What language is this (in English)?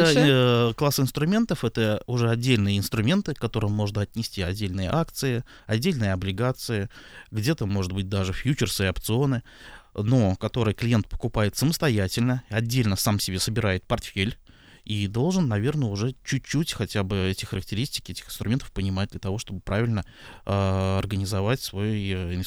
Russian